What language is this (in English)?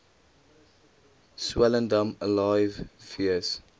Afrikaans